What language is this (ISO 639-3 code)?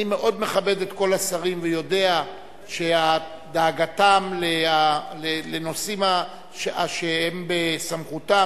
heb